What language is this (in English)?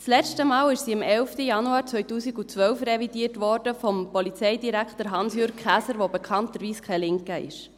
Swiss German